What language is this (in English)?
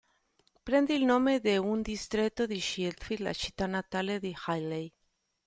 Italian